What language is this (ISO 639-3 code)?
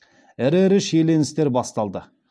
kaz